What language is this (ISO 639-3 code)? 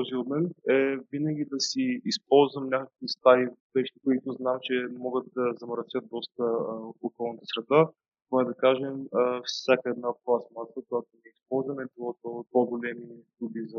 bul